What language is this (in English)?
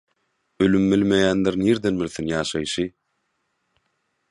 Turkmen